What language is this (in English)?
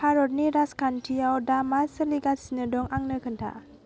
Bodo